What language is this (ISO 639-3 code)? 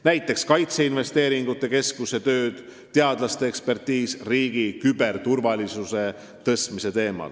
est